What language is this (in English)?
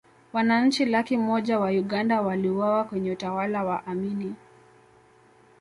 Swahili